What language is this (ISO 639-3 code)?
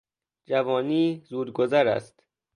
fas